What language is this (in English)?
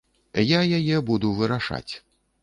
Belarusian